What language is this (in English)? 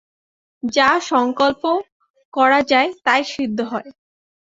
Bangla